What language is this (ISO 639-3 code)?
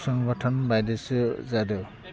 brx